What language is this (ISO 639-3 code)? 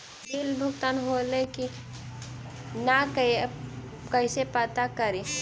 mag